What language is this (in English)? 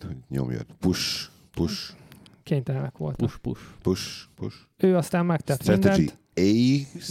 Hungarian